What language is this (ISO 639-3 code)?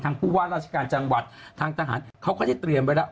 tha